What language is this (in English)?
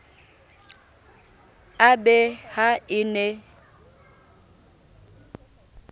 Southern Sotho